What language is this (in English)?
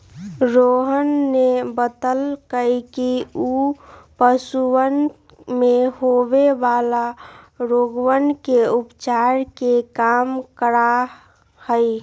Magahi